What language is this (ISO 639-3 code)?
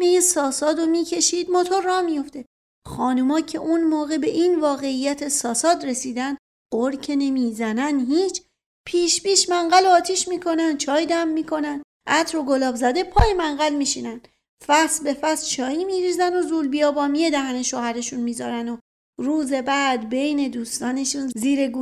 fas